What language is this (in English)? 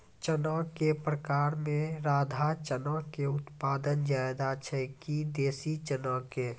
Maithili